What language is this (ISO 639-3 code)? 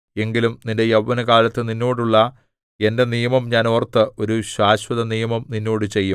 mal